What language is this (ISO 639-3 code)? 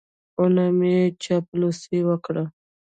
pus